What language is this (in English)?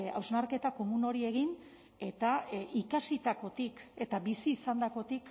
Basque